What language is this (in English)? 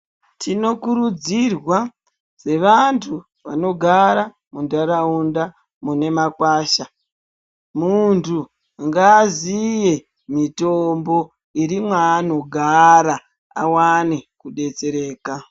Ndau